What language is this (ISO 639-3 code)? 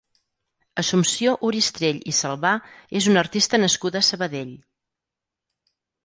cat